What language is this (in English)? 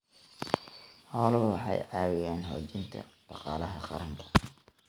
Somali